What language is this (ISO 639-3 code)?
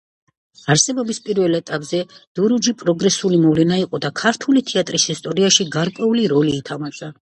kat